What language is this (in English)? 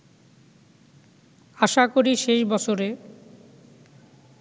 Bangla